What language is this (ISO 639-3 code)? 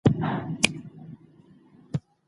pus